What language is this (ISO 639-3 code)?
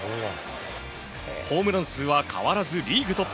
jpn